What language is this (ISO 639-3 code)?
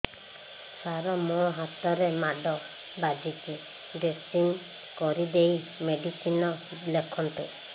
ori